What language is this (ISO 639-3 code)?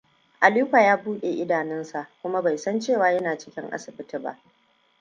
hau